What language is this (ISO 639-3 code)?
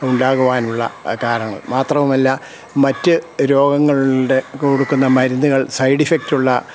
mal